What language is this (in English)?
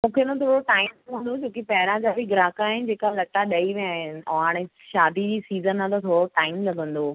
Sindhi